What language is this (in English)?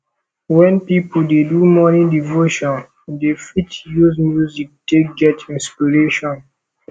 Nigerian Pidgin